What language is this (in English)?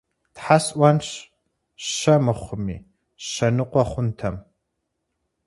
Kabardian